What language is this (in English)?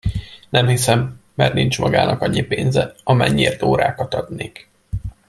Hungarian